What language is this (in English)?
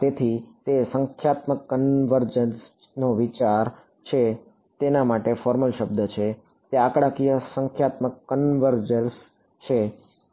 Gujarati